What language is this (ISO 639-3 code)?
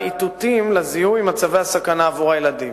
heb